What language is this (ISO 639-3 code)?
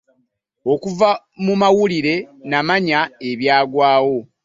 lug